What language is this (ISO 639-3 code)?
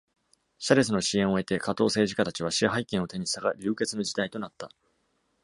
jpn